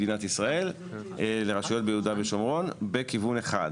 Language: Hebrew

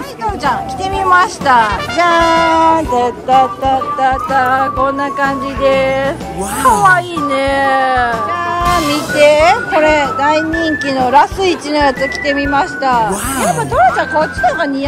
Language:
Japanese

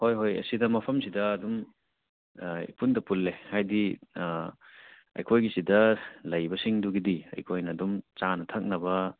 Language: Manipuri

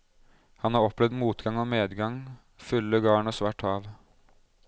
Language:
Norwegian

